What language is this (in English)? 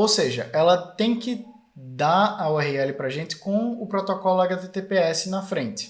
Portuguese